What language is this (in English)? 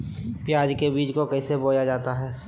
Magahi